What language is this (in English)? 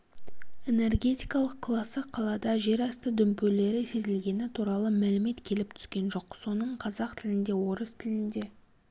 Kazakh